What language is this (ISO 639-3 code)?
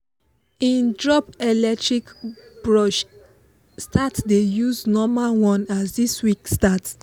pcm